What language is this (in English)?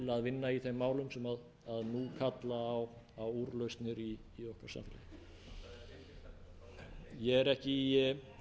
Icelandic